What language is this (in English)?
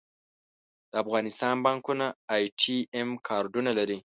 Pashto